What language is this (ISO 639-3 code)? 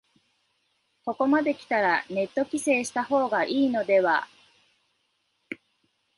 jpn